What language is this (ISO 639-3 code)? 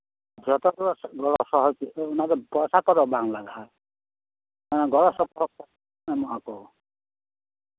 sat